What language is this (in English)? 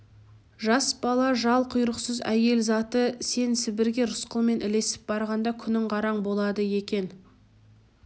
Kazakh